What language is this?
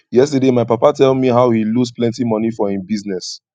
Nigerian Pidgin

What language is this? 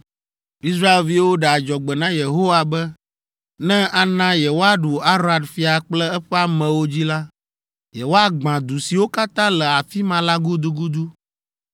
Ewe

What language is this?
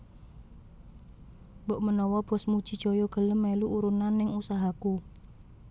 Javanese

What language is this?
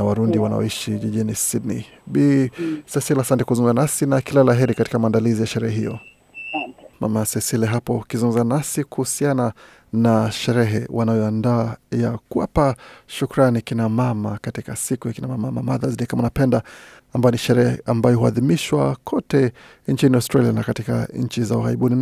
Swahili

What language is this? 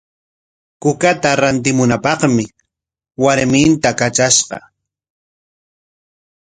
Corongo Ancash Quechua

